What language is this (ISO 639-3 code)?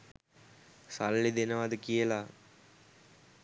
sin